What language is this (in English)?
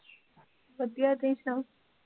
Punjabi